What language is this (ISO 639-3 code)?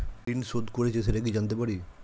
ben